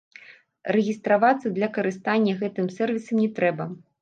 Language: Belarusian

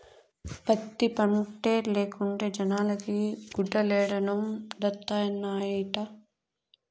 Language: Telugu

